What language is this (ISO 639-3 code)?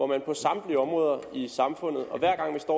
dan